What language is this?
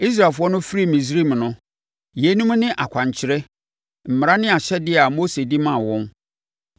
Akan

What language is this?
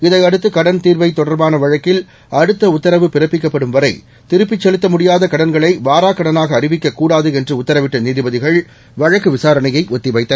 Tamil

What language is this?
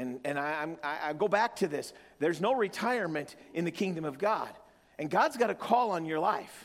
English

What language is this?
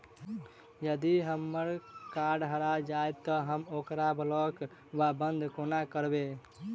Maithili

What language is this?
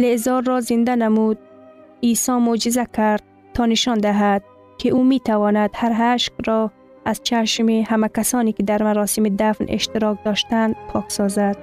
Persian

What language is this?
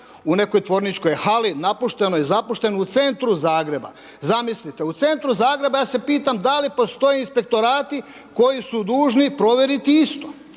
Croatian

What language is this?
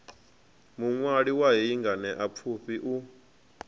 Venda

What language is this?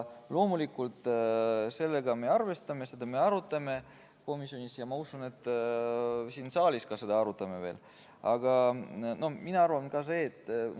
Estonian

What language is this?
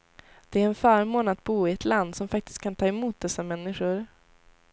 Swedish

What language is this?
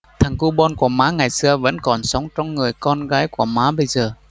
Vietnamese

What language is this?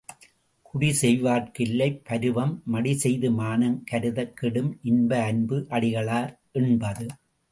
Tamil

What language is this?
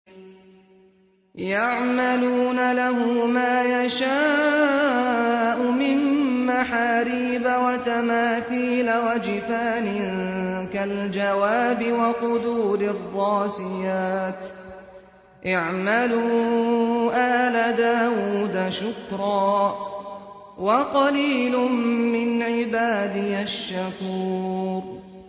Arabic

